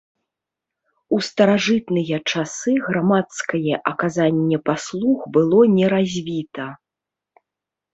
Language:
Belarusian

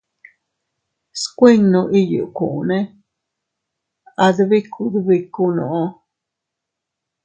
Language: Teutila Cuicatec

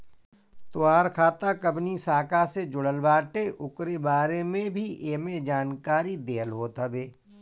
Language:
Bhojpuri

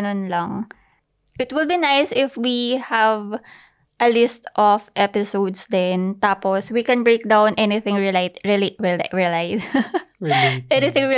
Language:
Filipino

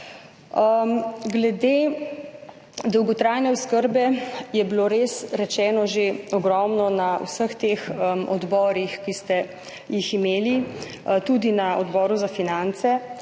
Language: Slovenian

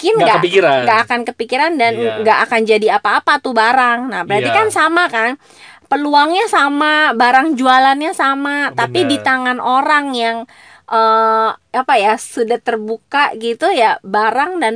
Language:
Indonesian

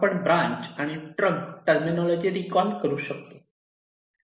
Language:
Marathi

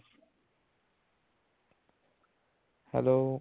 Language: Punjabi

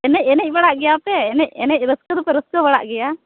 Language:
Santali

